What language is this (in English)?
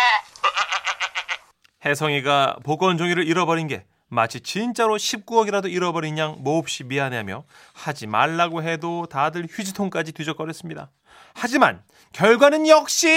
Korean